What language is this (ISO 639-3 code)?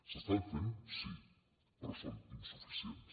cat